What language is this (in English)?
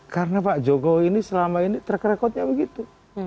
Indonesian